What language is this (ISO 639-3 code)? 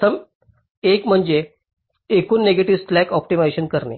mar